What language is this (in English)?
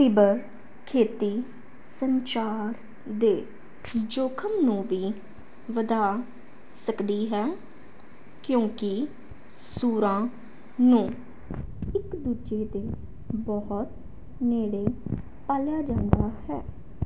Punjabi